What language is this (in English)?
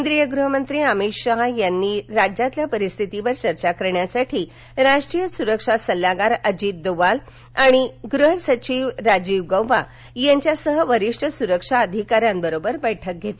Marathi